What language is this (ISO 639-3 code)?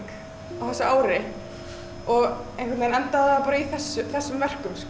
isl